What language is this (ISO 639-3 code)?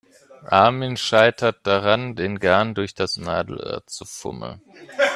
deu